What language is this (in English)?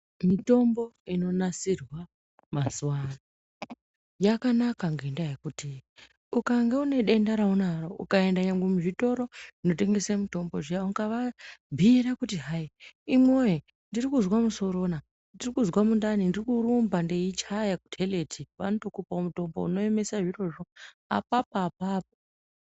Ndau